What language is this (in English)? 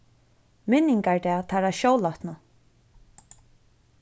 Faroese